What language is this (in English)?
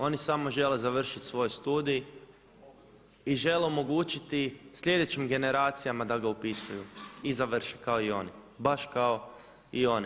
Croatian